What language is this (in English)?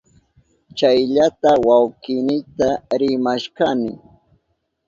Southern Pastaza Quechua